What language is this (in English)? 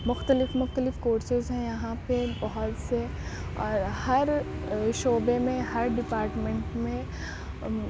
Urdu